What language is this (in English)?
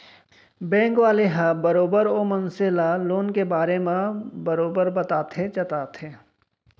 Chhattisgarhi